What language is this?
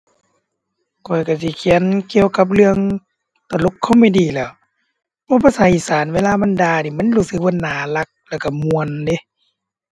Thai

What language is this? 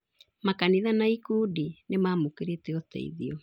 Kikuyu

